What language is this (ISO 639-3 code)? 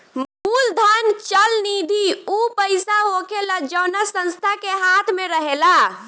bho